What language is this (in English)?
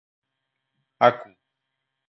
Catalan